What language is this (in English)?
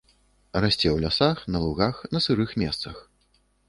Belarusian